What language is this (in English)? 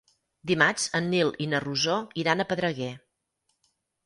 Catalan